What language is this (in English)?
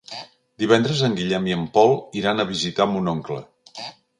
Catalan